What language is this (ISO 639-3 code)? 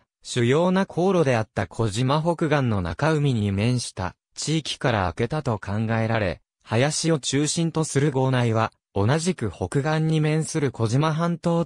jpn